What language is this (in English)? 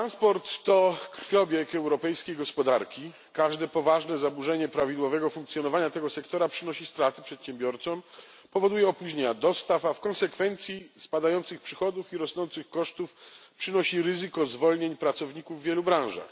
Polish